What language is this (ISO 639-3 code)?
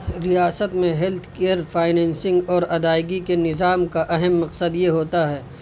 urd